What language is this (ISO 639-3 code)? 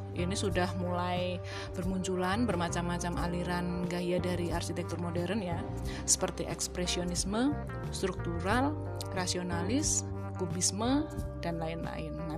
ind